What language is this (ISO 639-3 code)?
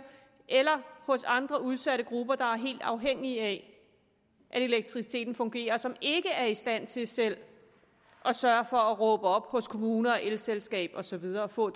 dan